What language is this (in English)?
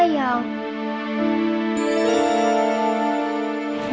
Indonesian